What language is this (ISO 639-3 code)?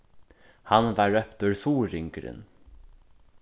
fao